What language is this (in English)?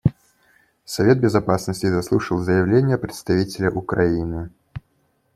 Russian